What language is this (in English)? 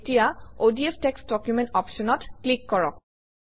Assamese